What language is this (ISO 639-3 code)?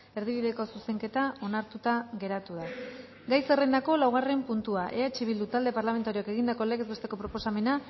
eus